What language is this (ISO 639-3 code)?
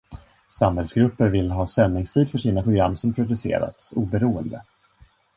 swe